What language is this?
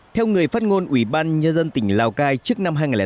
Vietnamese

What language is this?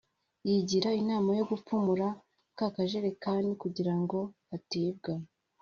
Kinyarwanda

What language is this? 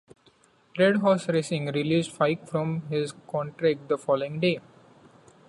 English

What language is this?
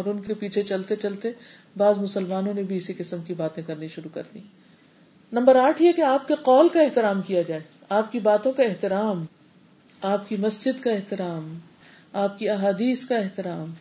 Urdu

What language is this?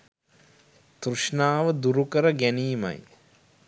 Sinhala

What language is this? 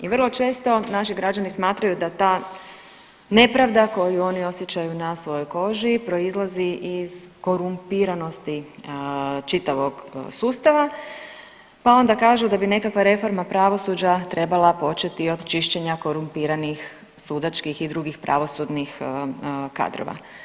Croatian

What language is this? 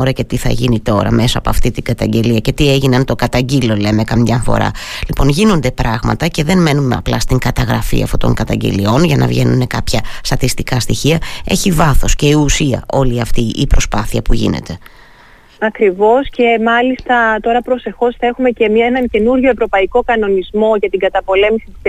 Greek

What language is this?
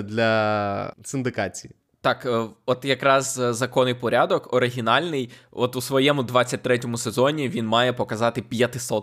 Ukrainian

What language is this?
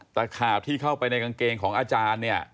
Thai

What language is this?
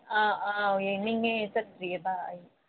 Manipuri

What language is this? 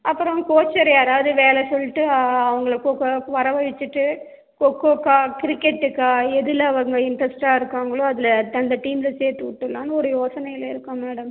Tamil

